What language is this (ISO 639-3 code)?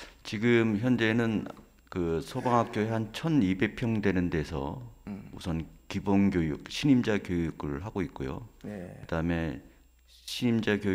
kor